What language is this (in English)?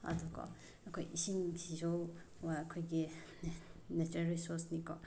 Manipuri